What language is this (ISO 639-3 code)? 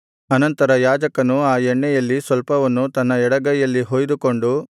kan